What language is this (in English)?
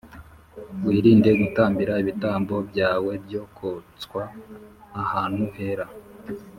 Kinyarwanda